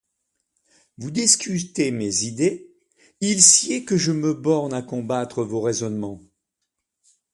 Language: French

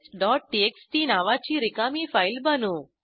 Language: Marathi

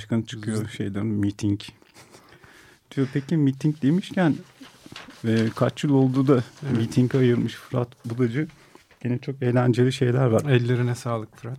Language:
Turkish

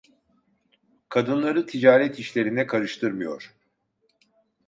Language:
Turkish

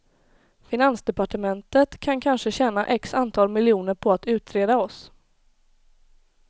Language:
Swedish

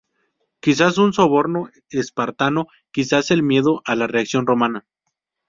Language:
Spanish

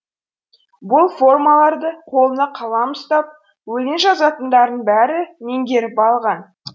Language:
Kazakh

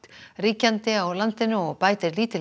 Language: Icelandic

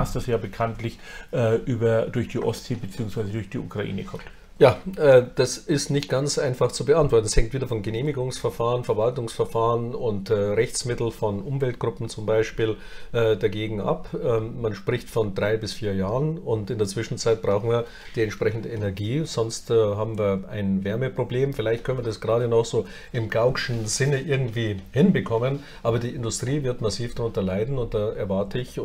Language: German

